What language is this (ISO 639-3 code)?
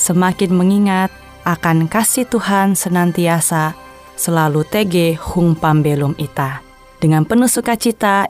ind